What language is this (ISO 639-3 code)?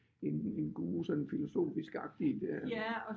dan